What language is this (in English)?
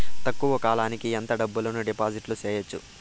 Telugu